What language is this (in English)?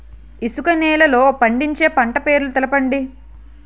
Telugu